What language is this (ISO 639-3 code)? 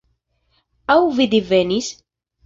epo